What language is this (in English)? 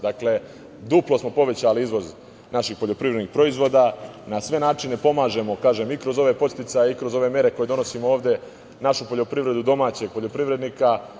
Serbian